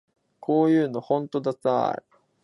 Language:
Japanese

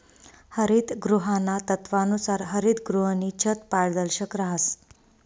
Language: Marathi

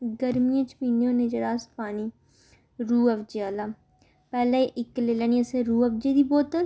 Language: Dogri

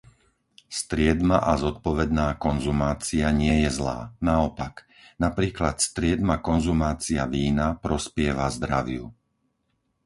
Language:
Slovak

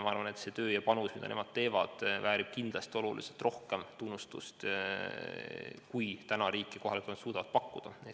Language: Estonian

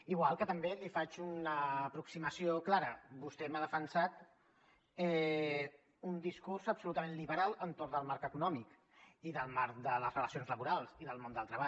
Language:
Catalan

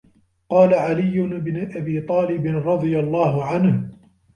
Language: Arabic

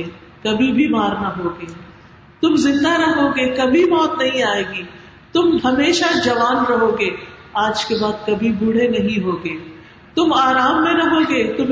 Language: Urdu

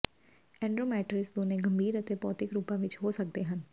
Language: Punjabi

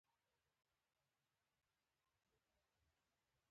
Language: Pashto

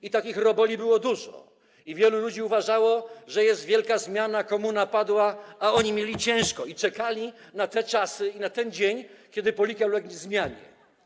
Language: Polish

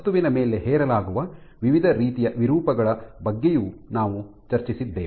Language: Kannada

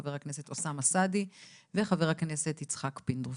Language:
Hebrew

